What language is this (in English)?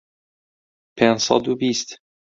Central Kurdish